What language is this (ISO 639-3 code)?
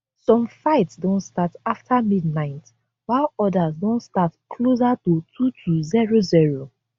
pcm